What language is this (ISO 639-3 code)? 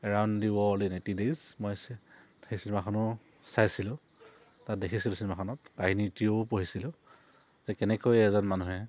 asm